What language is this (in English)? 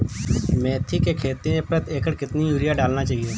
Hindi